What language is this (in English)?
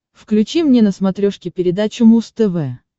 Russian